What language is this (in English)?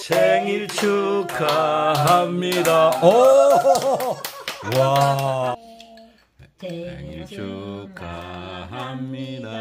Korean